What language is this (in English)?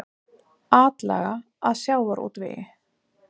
Icelandic